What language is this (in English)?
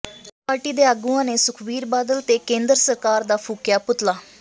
Punjabi